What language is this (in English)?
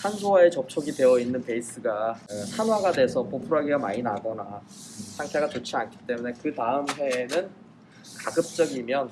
Korean